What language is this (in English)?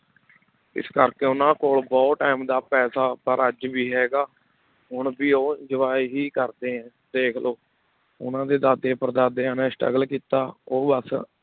Punjabi